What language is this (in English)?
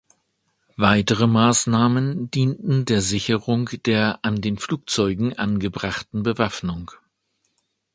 German